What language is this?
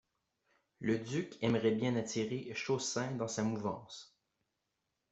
French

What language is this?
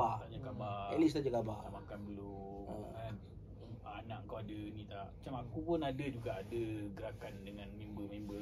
Malay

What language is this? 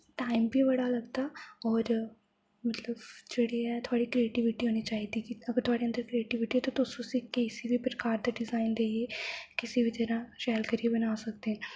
Dogri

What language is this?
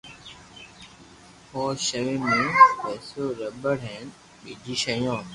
Loarki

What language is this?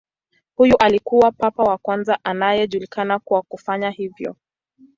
Swahili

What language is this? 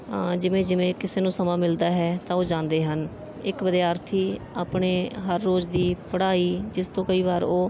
Punjabi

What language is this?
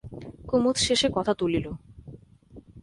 Bangla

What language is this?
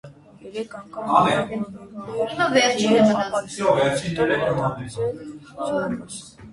Armenian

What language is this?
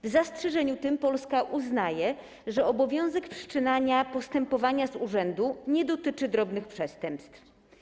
Polish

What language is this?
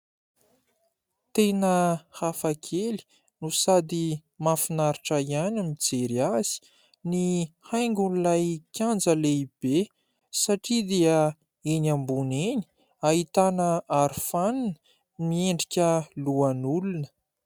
Malagasy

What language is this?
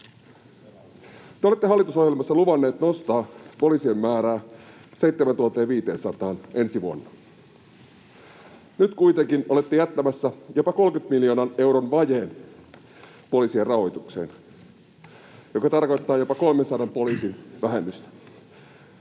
Finnish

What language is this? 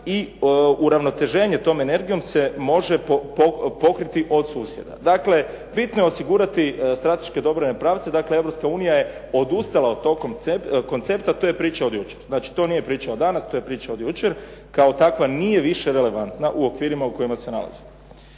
Croatian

